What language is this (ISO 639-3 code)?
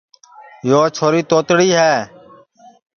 ssi